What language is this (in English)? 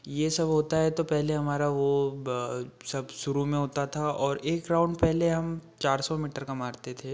Hindi